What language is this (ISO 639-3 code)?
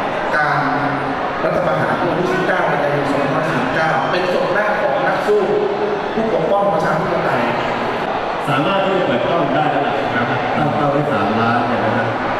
tha